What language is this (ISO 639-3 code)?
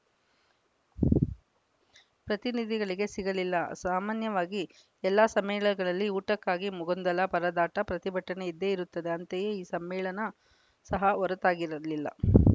kan